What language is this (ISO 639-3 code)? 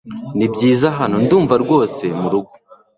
kin